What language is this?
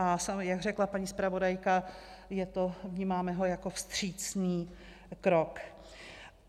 Czech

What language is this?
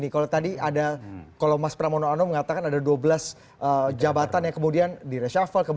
Indonesian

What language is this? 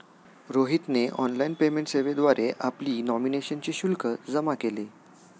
Marathi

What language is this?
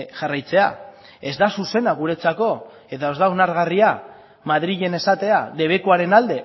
Basque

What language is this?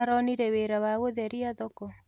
Kikuyu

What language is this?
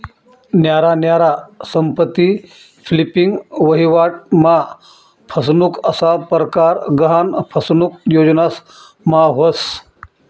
Marathi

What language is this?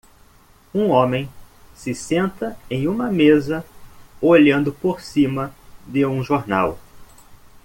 Portuguese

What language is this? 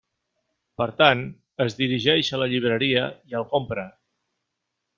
Catalan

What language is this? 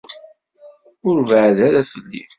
Kabyle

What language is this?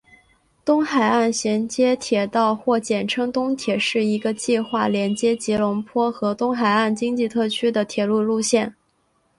Chinese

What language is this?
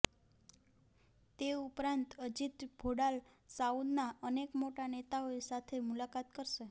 Gujarati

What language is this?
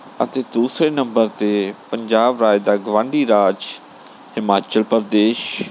Punjabi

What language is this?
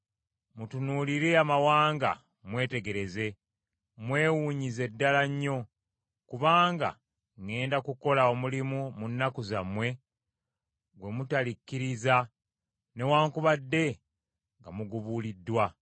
Ganda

